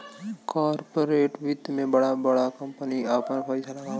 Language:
Bhojpuri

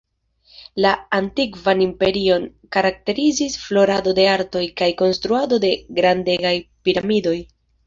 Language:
Esperanto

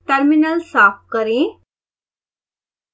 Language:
Hindi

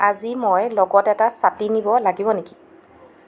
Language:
Assamese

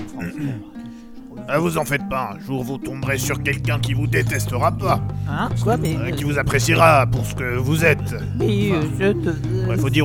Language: French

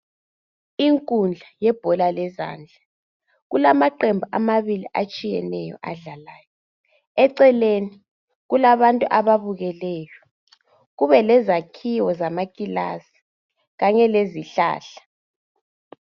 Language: North Ndebele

